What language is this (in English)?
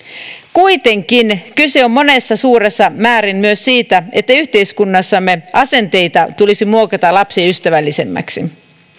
Finnish